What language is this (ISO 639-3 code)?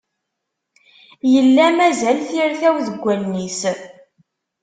kab